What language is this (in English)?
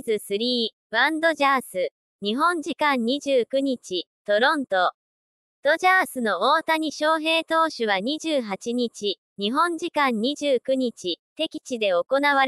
Japanese